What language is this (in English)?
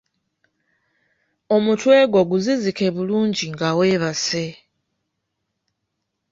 Ganda